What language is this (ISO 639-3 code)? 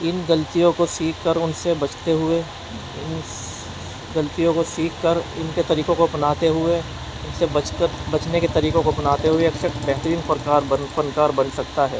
urd